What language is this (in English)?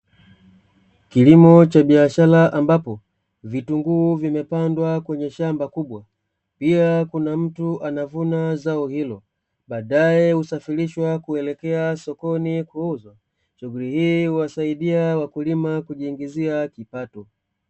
Swahili